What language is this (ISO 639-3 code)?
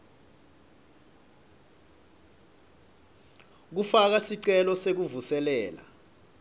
ssw